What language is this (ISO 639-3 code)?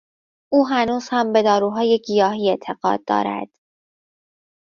fas